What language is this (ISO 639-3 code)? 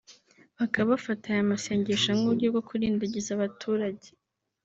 kin